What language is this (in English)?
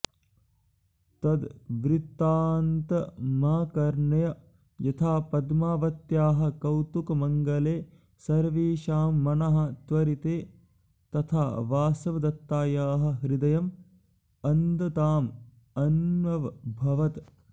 Sanskrit